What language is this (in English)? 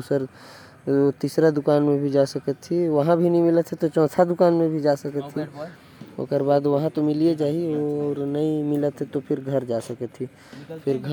Korwa